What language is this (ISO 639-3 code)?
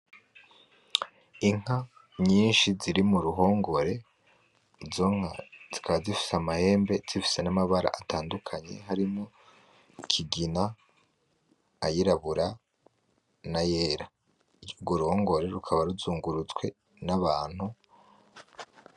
run